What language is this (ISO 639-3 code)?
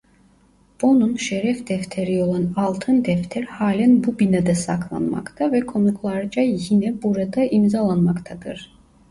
tur